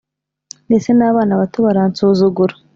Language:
Kinyarwanda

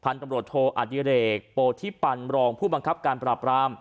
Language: Thai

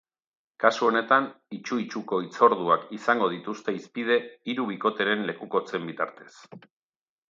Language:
Basque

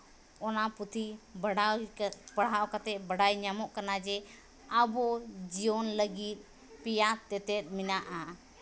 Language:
Santali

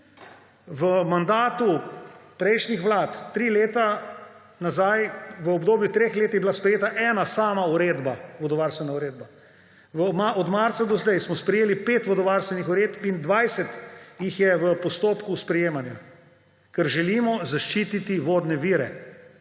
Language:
Slovenian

